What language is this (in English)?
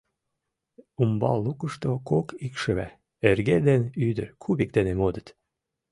Mari